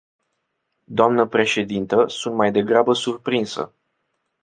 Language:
Romanian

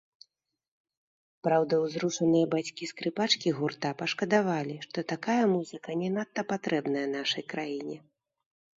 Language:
Belarusian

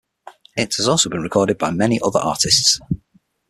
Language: English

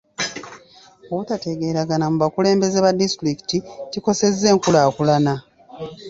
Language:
Ganda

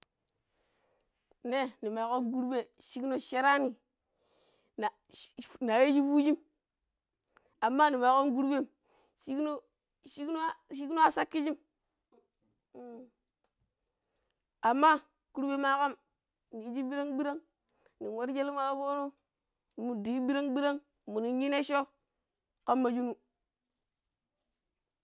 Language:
Pero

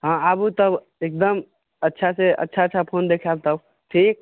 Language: Maithili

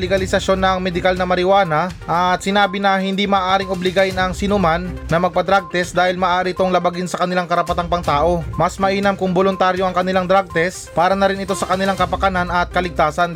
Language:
Filipino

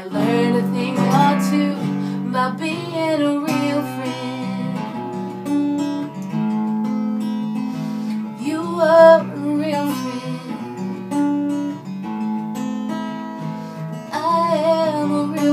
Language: English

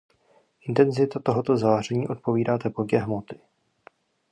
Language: Czech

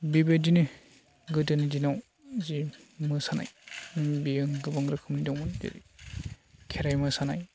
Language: Bodo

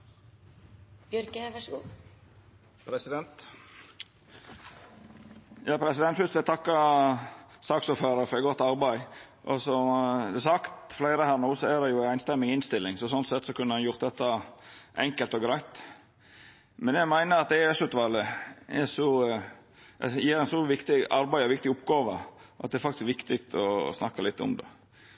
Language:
Norwegian Nynorsk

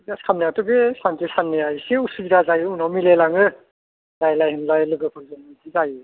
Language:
Bodo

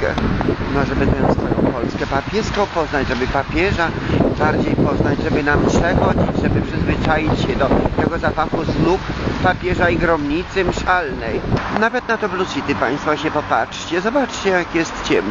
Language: Polish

